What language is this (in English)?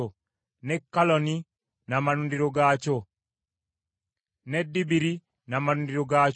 Ganda